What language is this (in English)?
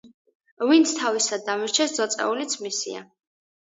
Georgian